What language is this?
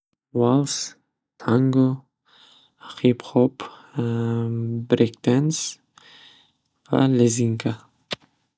Uzbek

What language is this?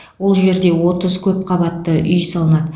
Kazakh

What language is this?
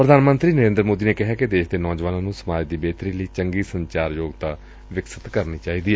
Punjabi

